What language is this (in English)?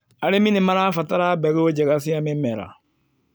Kikuyu